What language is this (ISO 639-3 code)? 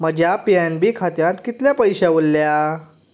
kok